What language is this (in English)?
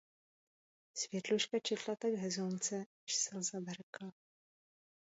Czech